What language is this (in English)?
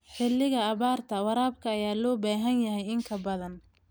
Somali